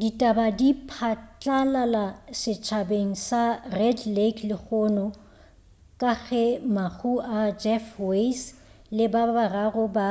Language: Northern Sotho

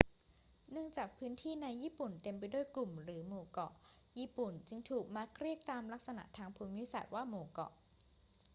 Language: Thai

